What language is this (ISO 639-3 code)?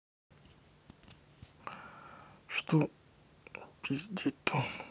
rus